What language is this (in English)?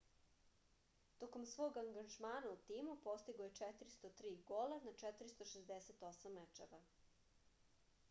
Serbian